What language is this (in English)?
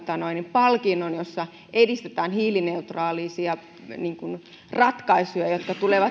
Finnish